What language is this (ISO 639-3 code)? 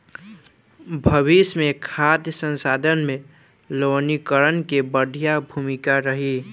bho